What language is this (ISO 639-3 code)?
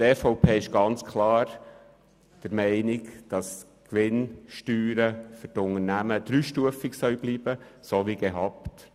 gsw